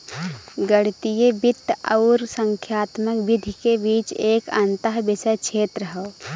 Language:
Bhojpuri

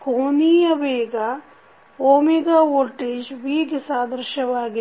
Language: Kannada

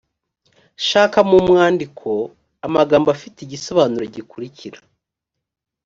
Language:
Kinyarwanda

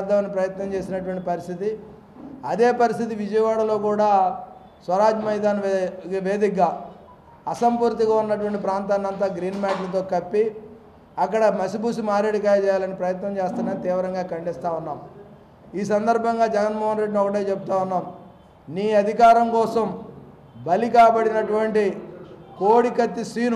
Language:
Telugu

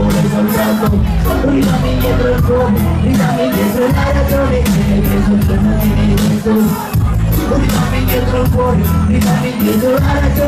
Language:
Indonesian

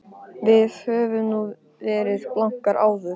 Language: Icelandic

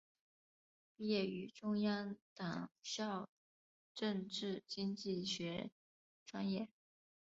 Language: Chinese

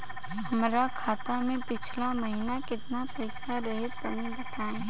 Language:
Bhojpuri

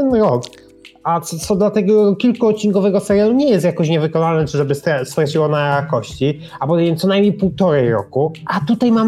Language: Polish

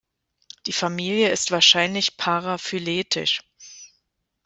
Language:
German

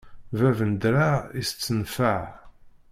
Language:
Kabyle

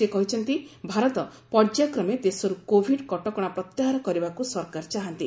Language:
Odia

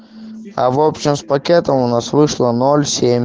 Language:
Russian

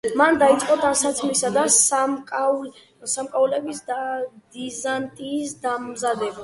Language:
Georgian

